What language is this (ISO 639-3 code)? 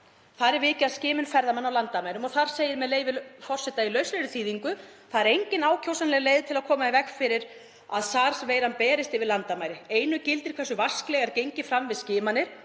isl